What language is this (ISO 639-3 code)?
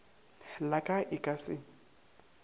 nso